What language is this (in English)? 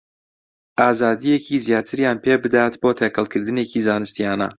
Central Kurdish